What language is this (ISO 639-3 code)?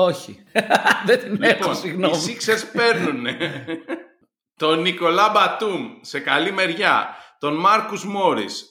ell